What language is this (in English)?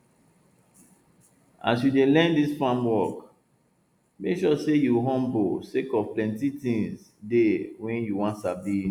Nigerian Pidgin